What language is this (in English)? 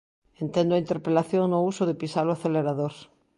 Galician